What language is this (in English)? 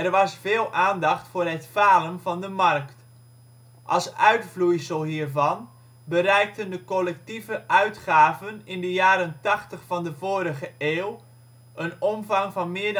Dutch